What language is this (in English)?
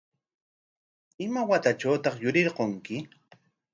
Corongo Ancash Quechua